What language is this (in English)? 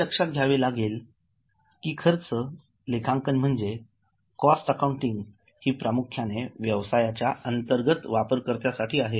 Marathi